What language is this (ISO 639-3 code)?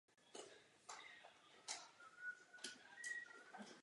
ces